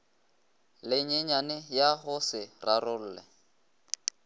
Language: Northern Sotho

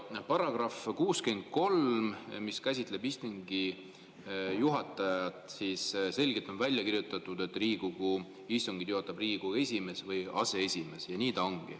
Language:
Estonian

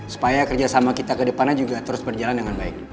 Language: Indonesian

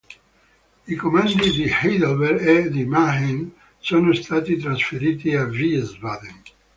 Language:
Italian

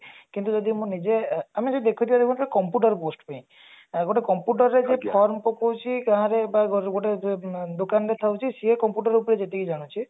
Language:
Odia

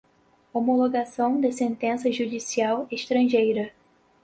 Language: Portuguese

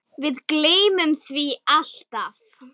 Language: Icelandic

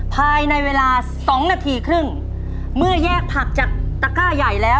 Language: Thai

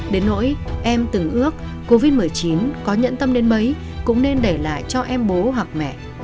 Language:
Vietnamese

